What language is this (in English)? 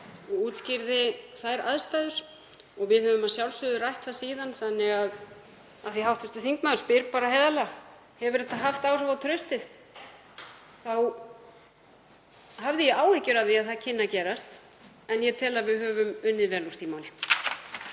Icelandic